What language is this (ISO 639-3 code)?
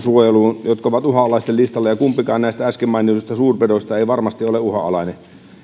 fin